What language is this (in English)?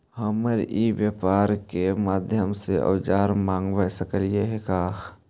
Magahi